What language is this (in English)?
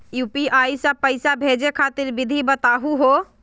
Magahi